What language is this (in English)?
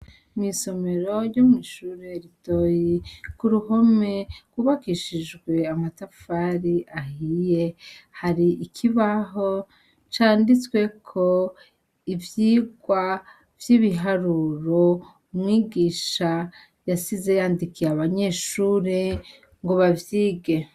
Rundi